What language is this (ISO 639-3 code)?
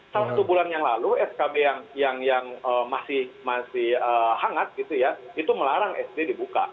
ind